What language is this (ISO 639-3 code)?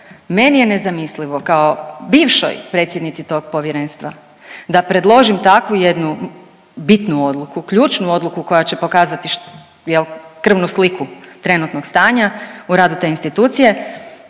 hrv